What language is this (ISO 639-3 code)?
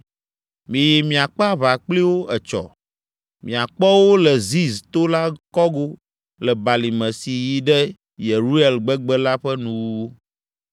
ewe